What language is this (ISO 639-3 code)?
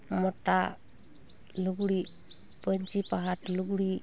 sat